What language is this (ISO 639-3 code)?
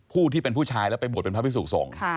tha